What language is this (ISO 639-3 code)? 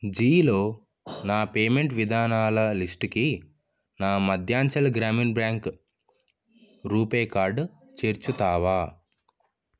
tel